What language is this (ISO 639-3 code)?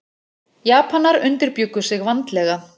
isl